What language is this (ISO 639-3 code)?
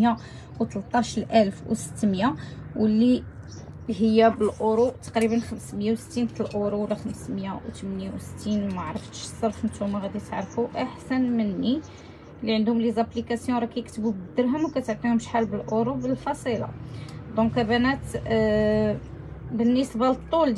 ara